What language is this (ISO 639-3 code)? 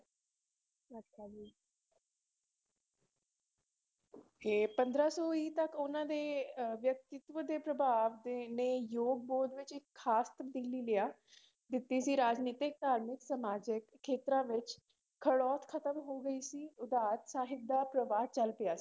pan